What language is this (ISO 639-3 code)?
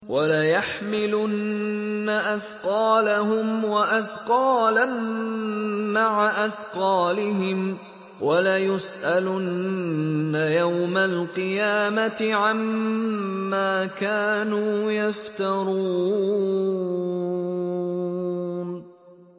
ara